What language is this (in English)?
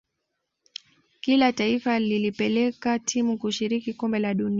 Swahili